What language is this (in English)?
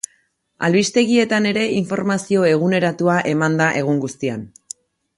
Basque